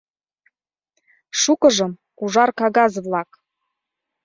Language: Mari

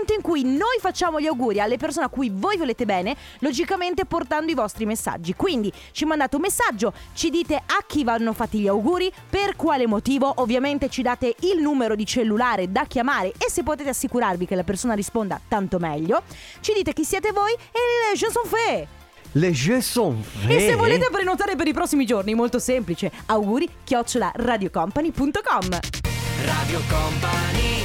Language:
Italian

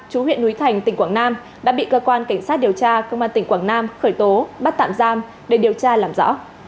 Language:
Vietnamese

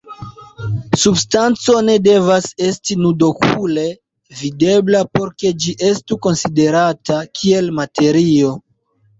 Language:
Esperanto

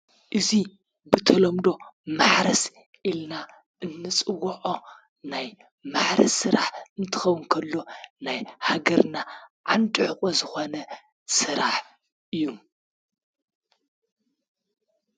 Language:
Tigrinya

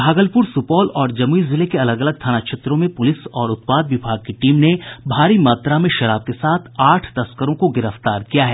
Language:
Hindi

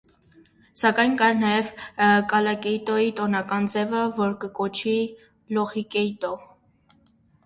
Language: Armenian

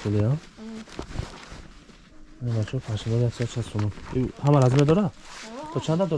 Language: Turkish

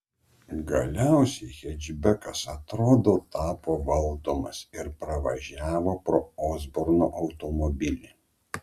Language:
Lithuanian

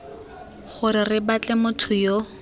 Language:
Tswana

